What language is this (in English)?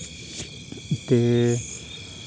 Dogri